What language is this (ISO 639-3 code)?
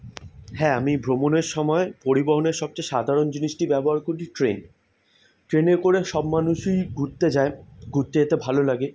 ben